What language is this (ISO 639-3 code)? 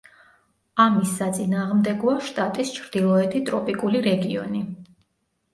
kat